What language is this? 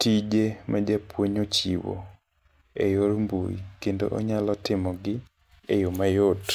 Luo (Kenya and Tanzania)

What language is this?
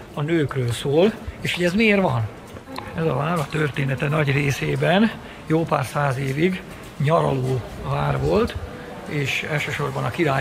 Hungarian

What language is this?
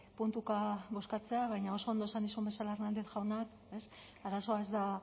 Basque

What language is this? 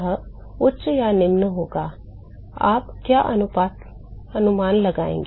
Hindi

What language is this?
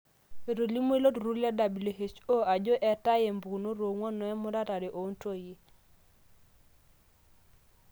Masai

